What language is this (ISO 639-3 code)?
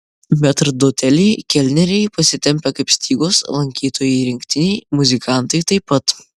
lit